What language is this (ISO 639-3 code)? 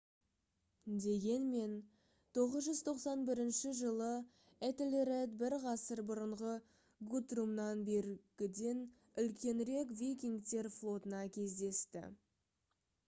kaz